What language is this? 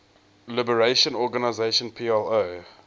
English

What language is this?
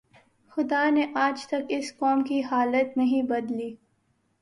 Urdu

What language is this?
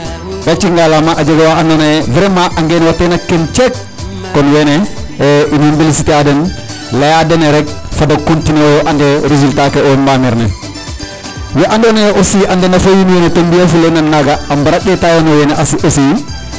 Serer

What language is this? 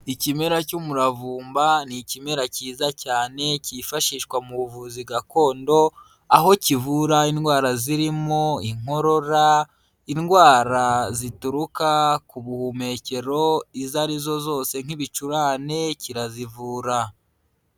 Kinyarwanda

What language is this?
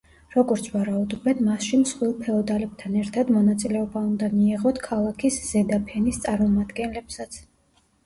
Georgian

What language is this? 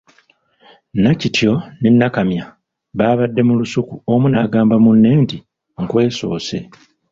Ganda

